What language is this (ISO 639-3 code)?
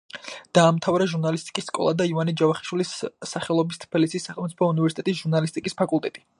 kat